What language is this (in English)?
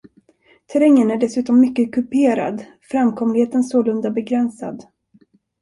Swedish